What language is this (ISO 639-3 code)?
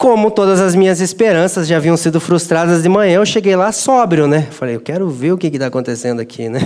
por